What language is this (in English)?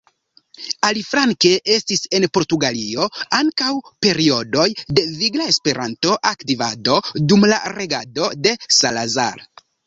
Esperanto